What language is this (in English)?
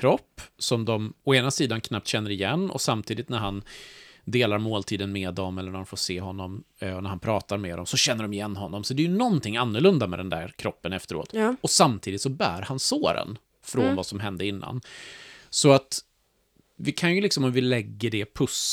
Swedish